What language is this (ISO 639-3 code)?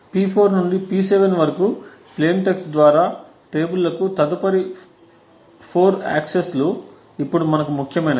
tel